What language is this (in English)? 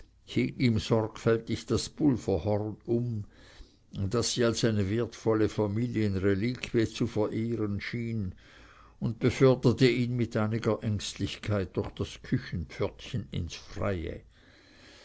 German